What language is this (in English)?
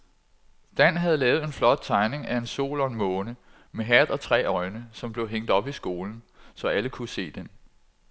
Danish